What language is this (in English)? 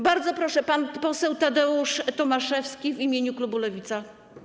Polish